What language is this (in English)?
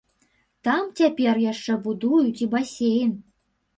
Belarusian